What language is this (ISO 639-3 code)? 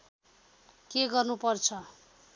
nep